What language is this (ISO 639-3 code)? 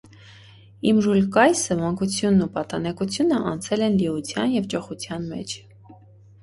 hye